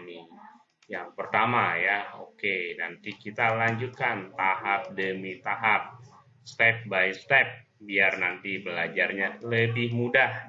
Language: Indonesian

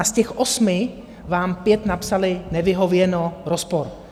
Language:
Czech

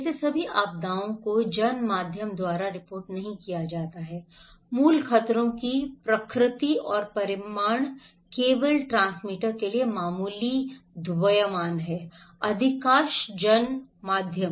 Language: Hindi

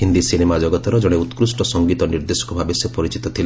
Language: Odia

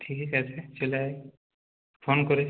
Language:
Bangla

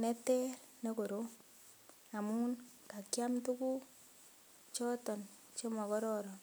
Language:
Kalenjin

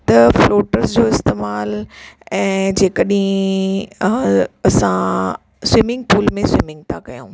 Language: Sindhi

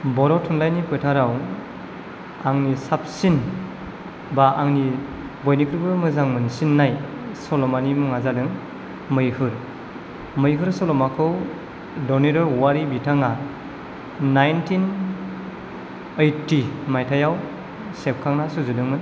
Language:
Bodo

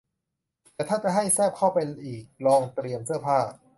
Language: Thai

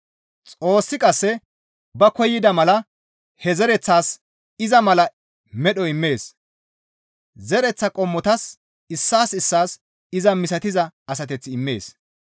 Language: Gamo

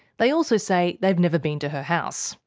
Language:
English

